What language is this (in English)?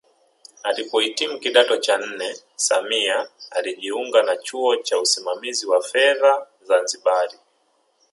Swahili